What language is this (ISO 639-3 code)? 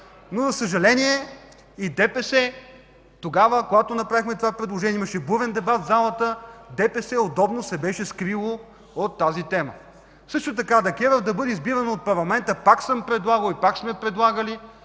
bul